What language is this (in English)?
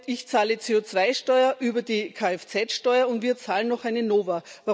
German